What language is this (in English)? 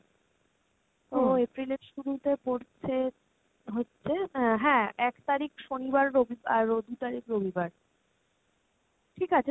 Bangla